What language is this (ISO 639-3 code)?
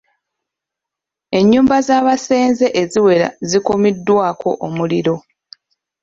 lug